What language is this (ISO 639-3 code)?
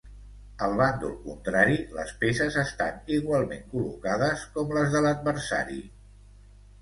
cat